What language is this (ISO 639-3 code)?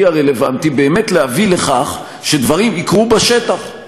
heb